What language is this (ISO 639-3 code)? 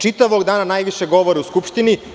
srp